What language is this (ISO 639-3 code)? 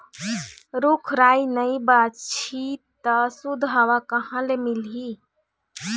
hne